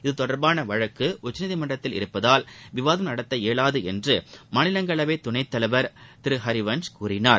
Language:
Tamil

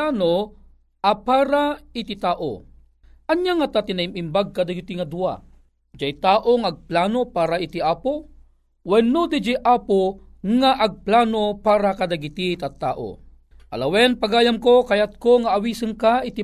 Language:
Filipino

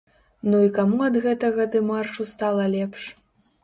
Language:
Belarusian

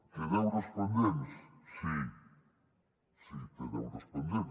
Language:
Catalan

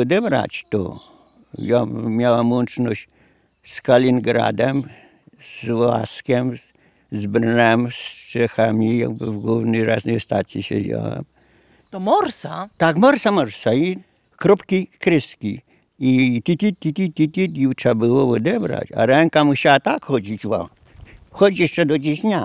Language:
Polish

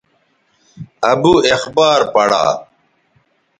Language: Bateri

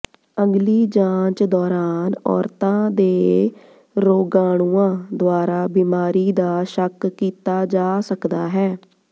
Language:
Punjabi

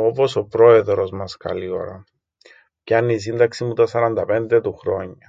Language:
Greek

